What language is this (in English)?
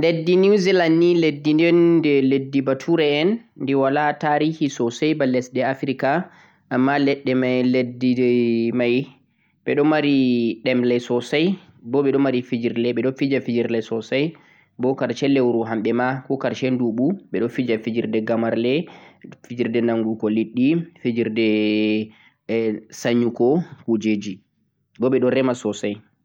Central-Eastern Niger Fulfulde